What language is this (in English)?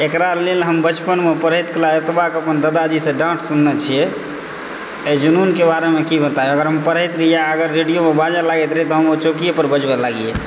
Maithili